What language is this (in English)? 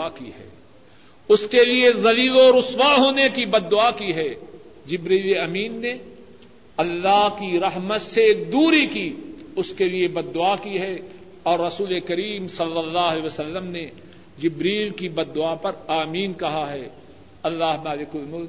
Urdu